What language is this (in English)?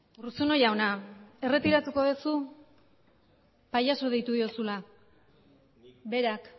Basque